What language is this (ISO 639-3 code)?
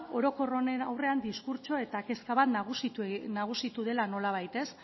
eus